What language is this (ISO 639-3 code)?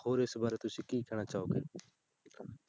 pan